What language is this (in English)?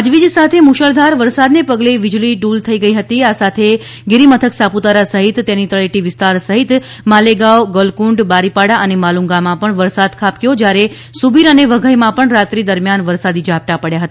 Gujarati